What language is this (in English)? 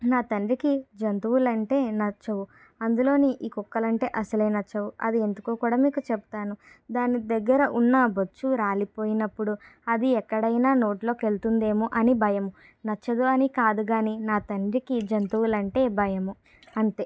Telugu